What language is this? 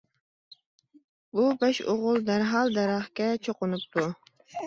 Uyghur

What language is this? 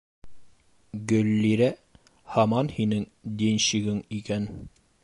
Bashkir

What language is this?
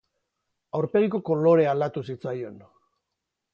Basque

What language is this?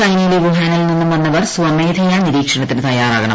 Malayalam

